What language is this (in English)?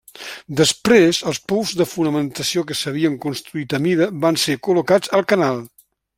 Catalan